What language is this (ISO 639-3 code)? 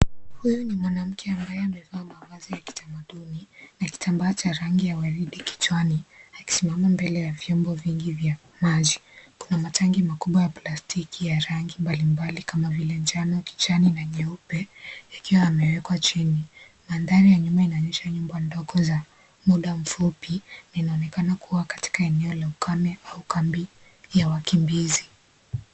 swa